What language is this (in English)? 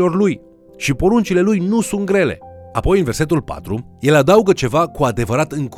Romanian